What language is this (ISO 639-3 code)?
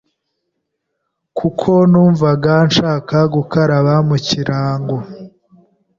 kin